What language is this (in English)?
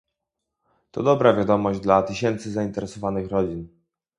Polish